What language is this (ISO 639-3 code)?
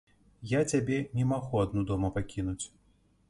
bel